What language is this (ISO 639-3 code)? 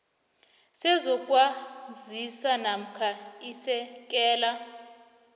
nbl